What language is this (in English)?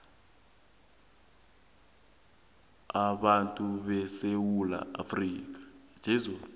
South Ndebele